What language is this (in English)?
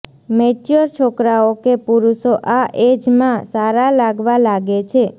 Gujarati